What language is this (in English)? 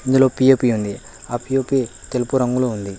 Telugu